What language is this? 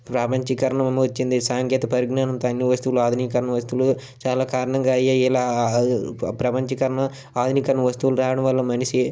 Telugu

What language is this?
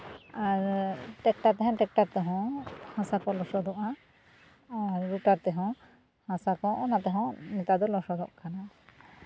Santali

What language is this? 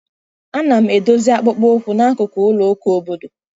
Igbo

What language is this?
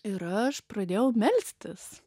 Lithuanian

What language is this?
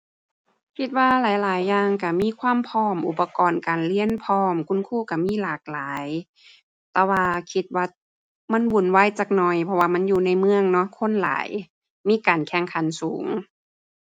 Thai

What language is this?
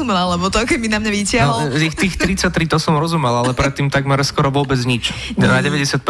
Slovak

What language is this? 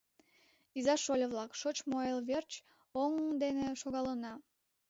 Mari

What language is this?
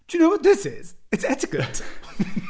English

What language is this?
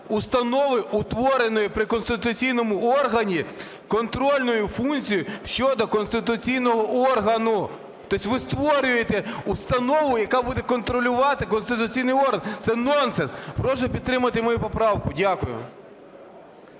Ukrainian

